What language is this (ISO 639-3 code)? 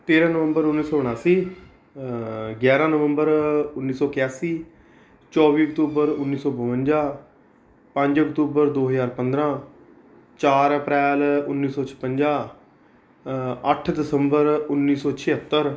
pan